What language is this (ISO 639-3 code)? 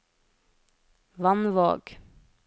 nor